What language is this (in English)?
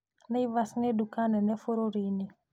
Kikuyu